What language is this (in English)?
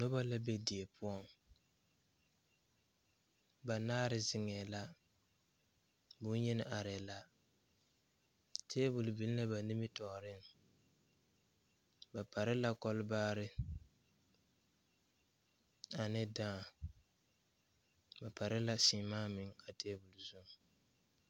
Southern Dagaare